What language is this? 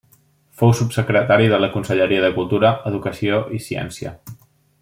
Catalan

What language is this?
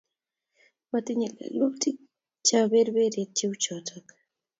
Kalenjin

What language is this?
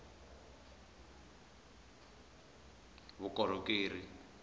Tsonga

